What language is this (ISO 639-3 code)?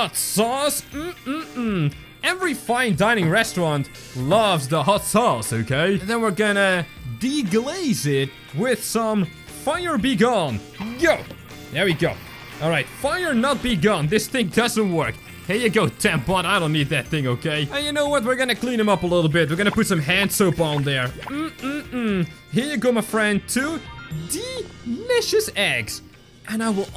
eng